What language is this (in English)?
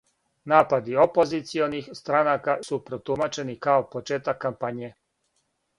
Serbian